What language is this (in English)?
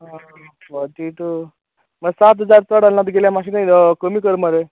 Konkani